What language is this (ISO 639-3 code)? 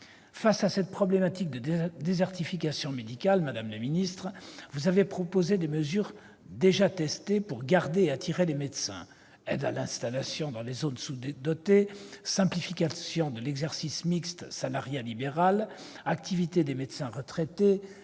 fra